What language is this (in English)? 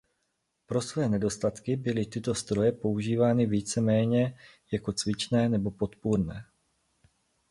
Czech